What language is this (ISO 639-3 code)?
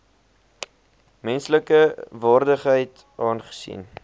afr